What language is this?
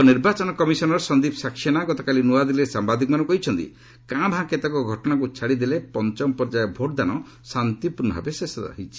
Odia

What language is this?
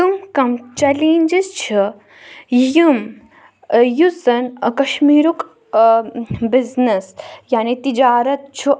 Kashmiri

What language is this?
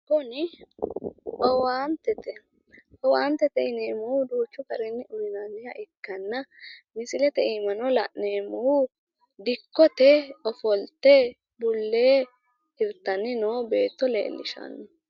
Sidamo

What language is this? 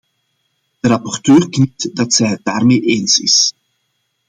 Dutch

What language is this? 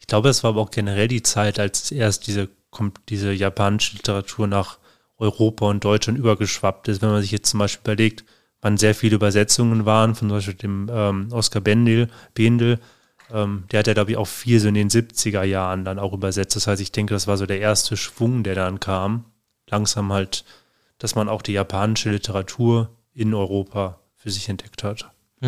German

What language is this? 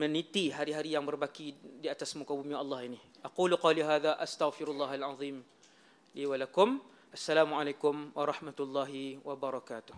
Malay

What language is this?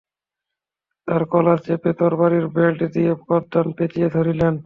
Bangla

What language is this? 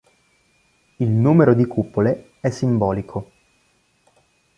Italian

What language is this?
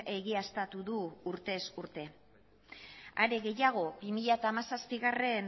Basque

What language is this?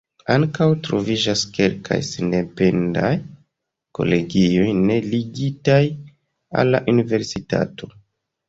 Esperanto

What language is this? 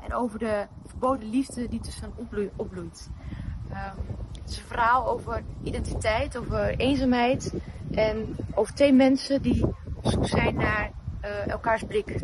Dutch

